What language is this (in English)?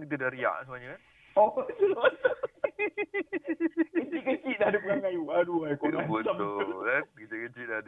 Malay